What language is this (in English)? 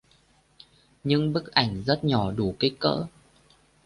Vietnamese